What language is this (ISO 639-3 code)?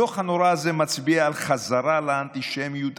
heb